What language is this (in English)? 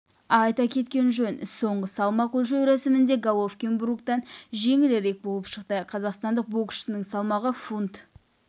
Kazakh